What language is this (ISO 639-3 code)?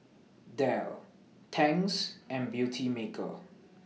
eng